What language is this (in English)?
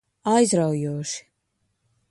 Latvian